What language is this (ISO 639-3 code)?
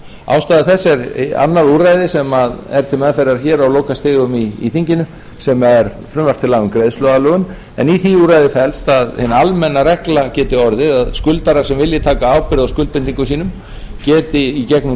isl